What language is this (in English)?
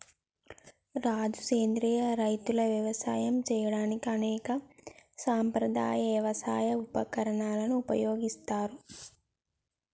Telugu